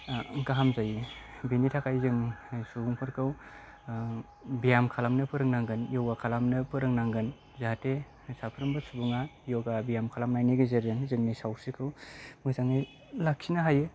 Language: Bodo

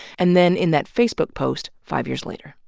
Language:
English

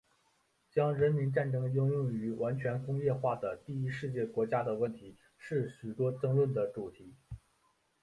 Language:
Chinese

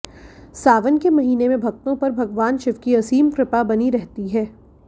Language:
Hindi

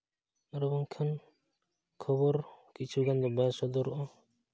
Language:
Santali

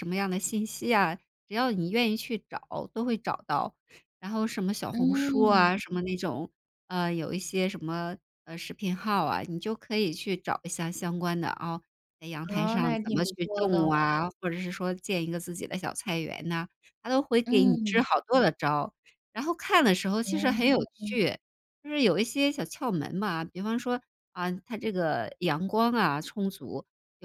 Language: Chinese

